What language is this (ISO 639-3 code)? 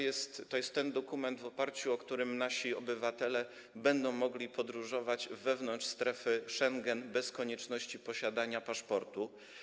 pol